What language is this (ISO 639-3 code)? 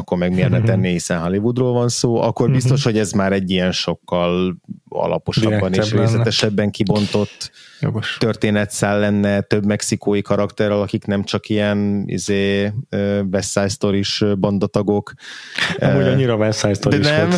hun